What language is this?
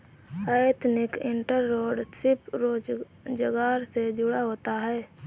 Hindi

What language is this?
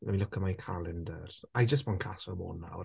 Welsh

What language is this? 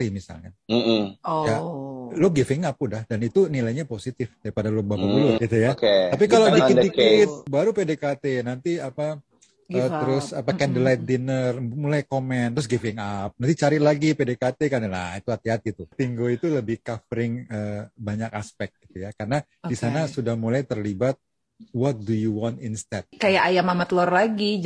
Indonesian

